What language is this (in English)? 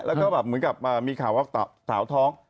Thai